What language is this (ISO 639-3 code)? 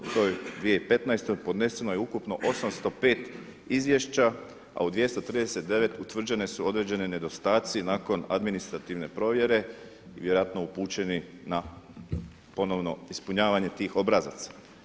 hrv